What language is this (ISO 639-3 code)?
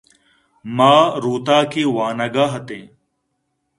bgp